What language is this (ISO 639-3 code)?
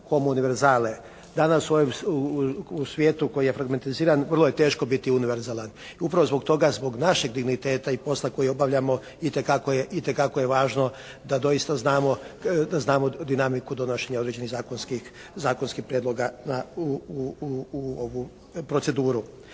hrv